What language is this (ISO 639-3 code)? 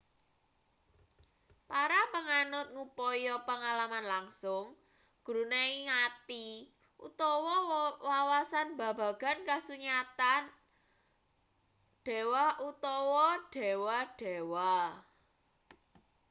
jav